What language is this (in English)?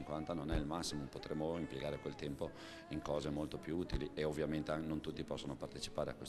Italian